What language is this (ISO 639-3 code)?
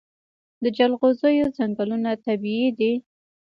pus